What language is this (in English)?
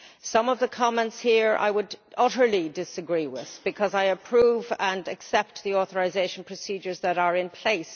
English